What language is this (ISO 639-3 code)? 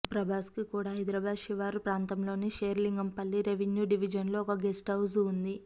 tel